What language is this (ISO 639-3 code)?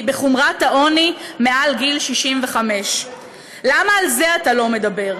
heb